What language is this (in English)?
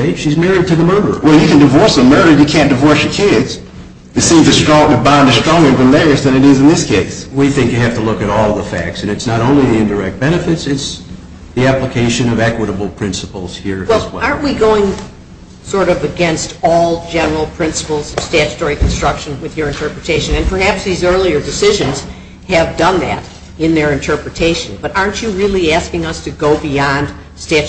English